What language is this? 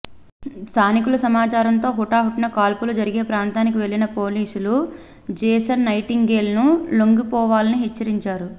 Telugu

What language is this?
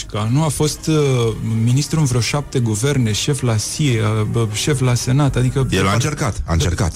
Romanian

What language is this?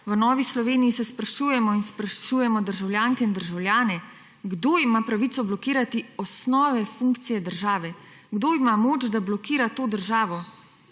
Slovenian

